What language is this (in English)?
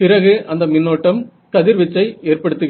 Tamil